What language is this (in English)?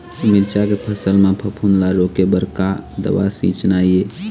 Chhattisgarhi